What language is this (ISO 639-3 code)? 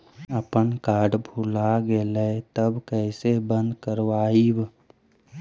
mag